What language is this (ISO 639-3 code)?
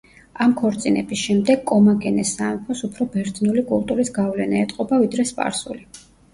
kat